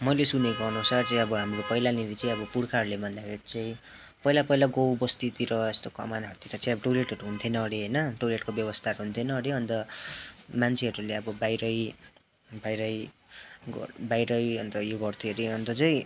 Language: Nepali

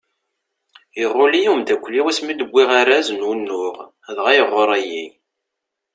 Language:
Kabyle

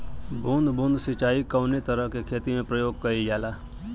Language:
Bhojpuri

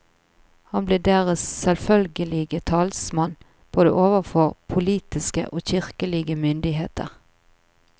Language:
Norwegian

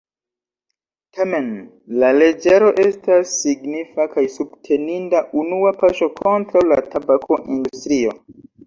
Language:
Esperanto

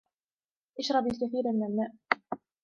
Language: Arabic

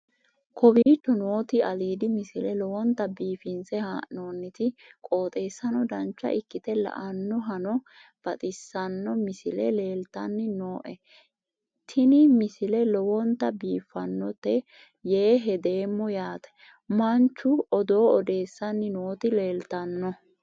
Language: Sidamo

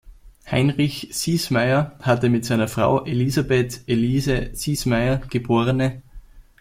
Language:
German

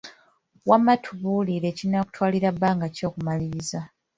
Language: Ganda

